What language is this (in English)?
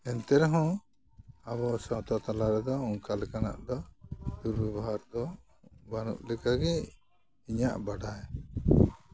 Santali